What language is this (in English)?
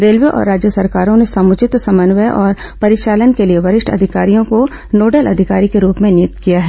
Hindi